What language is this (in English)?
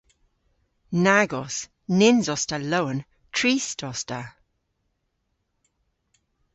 Cornish